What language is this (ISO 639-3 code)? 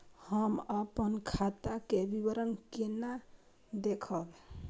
mai